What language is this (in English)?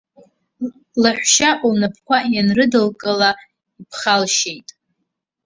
Abkhazian